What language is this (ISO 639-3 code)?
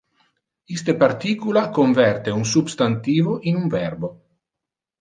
ina